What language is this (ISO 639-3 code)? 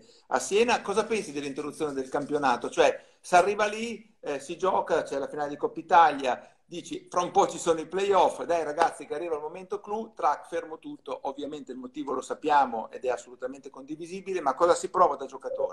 ita